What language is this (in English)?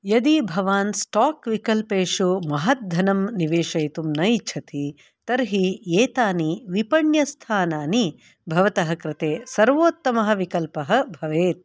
Sanskrit